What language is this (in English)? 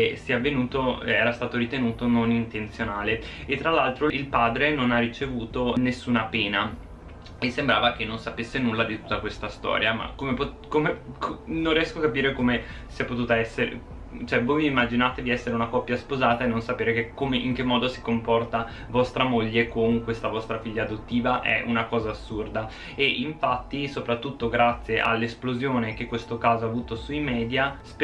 Italian